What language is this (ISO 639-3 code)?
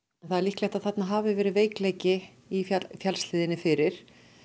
isl